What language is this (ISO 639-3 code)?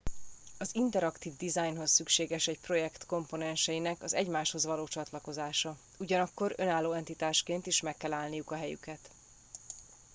hun